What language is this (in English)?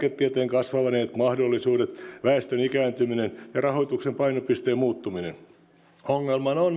Finnish